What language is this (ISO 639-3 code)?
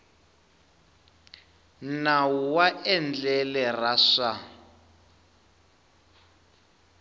tso